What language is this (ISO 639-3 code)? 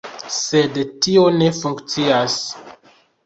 epo